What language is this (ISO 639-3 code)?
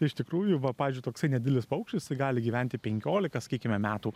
lit